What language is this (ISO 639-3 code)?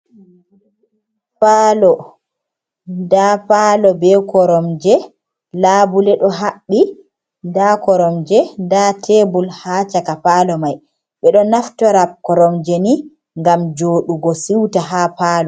ful